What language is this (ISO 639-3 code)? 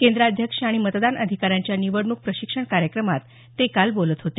mar